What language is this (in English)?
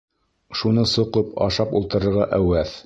Bashkir